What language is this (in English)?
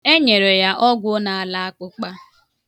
Igbo